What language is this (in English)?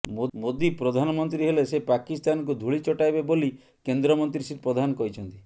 Odia